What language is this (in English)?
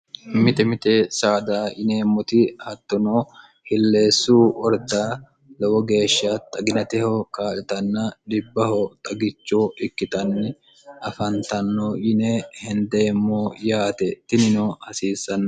Sidamo